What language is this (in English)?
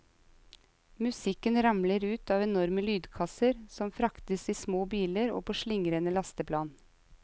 Norwegian